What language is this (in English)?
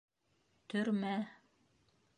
Bashkir